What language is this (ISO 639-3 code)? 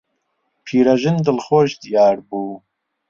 ckb